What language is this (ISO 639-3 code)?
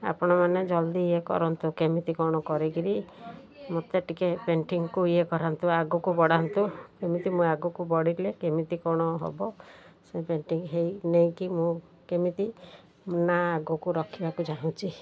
ori